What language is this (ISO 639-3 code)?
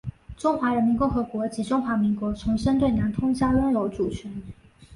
zho